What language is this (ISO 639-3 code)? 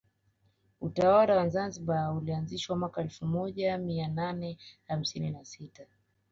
swa